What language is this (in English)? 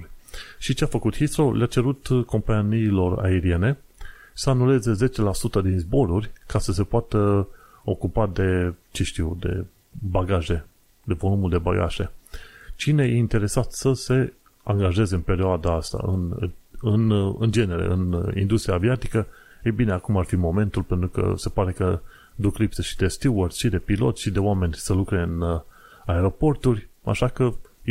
Romanian